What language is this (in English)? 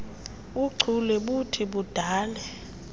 Xhosa